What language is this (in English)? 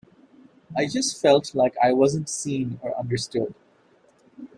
English